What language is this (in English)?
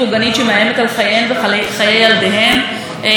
Hebrew